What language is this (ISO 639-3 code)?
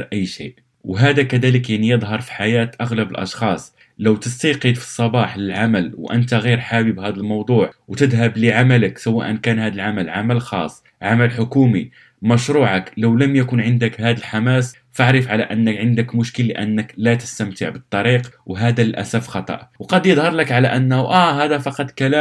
ara